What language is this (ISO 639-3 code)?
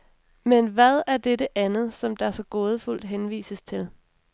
dan